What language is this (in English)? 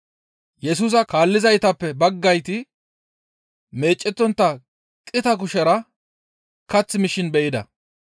Gamo